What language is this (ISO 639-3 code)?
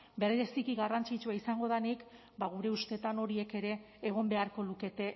eus